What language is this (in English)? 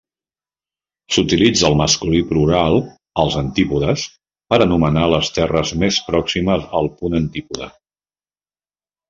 Catalan